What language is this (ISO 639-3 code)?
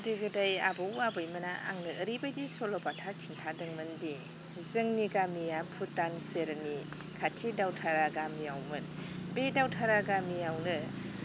brx